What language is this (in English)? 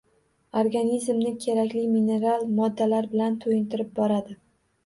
Uzbek